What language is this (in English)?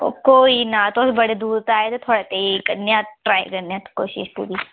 Dogri